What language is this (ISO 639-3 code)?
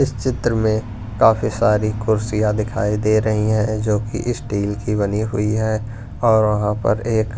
hin